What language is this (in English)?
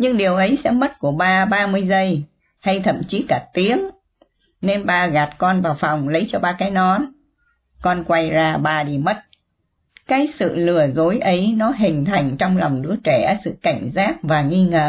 Vietnamese